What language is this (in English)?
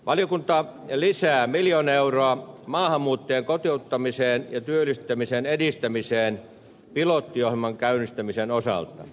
Finnish